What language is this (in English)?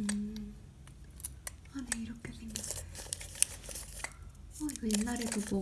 Korean